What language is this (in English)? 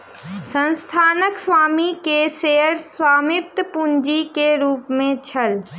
Maithili